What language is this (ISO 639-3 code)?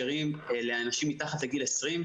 heb